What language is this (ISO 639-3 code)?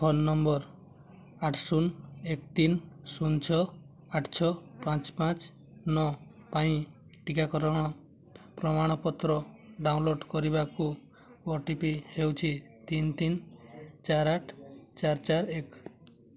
ori